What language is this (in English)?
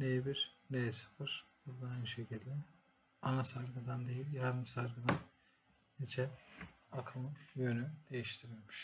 Turkish